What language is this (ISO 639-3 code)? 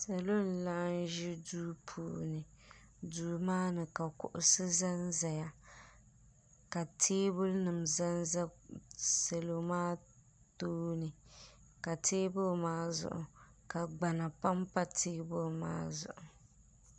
dag